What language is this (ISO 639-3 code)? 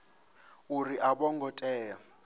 ven